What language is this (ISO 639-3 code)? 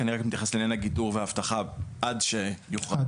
heb